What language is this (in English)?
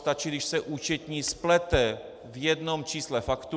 Czech